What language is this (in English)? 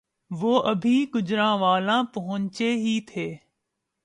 Urdu